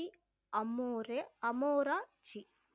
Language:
Tamil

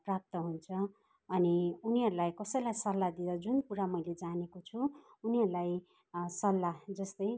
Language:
Nepali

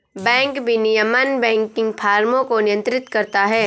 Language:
Hindi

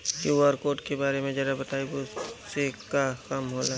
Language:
Bhojpuri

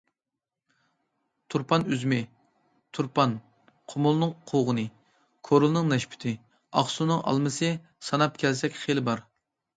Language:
Uyghur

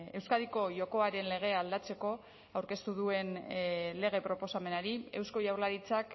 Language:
Basque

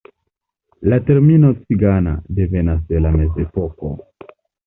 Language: Esperanto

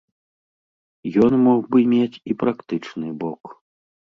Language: Belarusian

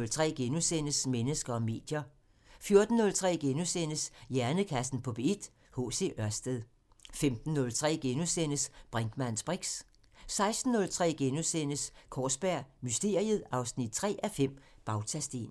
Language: Danish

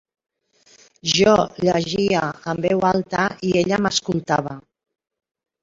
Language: Catalan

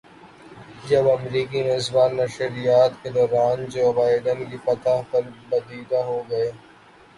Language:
Urdu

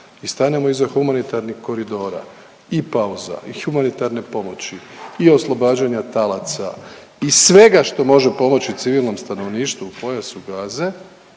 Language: Croatian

